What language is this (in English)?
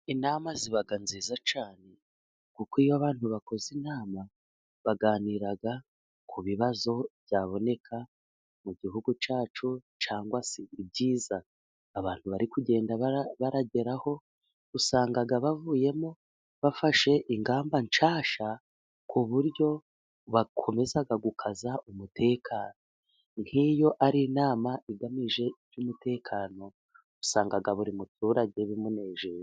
Kinyarwanda